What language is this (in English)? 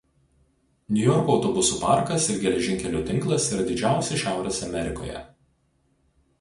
Lithuanian